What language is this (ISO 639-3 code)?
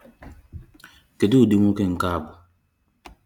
ibo